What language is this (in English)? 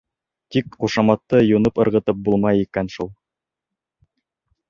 Bashkir